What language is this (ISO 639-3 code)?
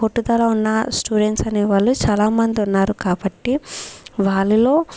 tel